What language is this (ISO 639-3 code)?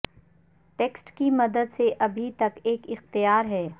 urd